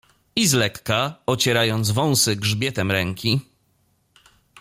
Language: Polish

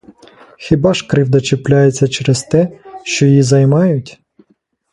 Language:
Ukrainian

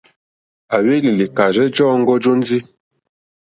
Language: Mokpwe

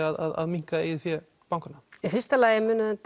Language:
Icelandic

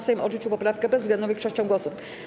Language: Polish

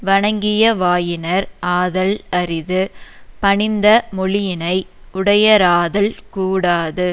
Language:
Tamil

